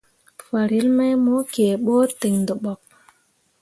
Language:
Mundang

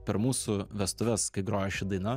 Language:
Lithuanian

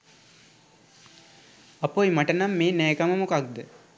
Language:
Sinhala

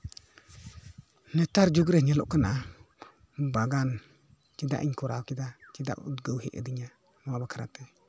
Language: Santali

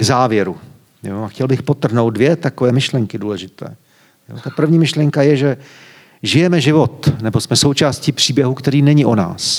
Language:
Czech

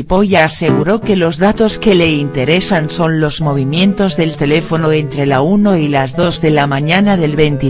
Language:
Spanish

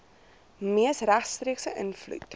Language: Afrikaans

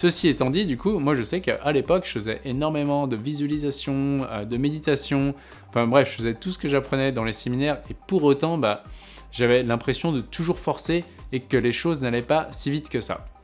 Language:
French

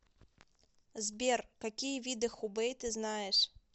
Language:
Russian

